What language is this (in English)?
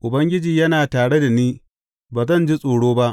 Hausa